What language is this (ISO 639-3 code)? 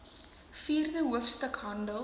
afr